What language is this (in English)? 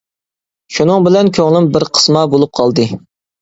Uyghur